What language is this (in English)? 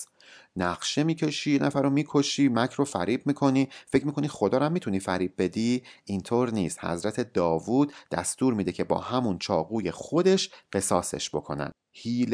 Persian